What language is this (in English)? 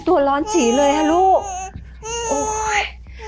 Thai